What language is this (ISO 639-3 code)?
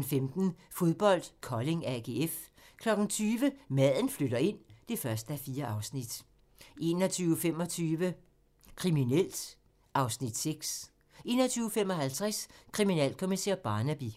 dan